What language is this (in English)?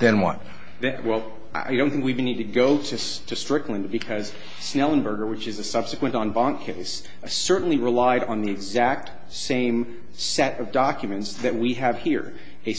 English